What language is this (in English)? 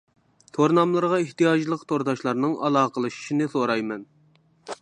Uyghur